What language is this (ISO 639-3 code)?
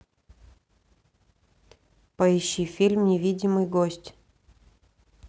rus